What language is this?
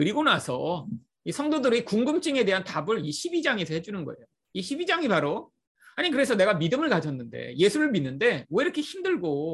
Korean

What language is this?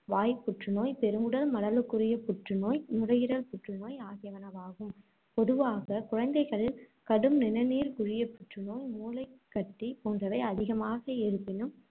Tamil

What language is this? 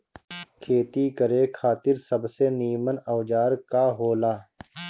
Bhojpuri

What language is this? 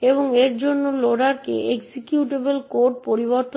Bangla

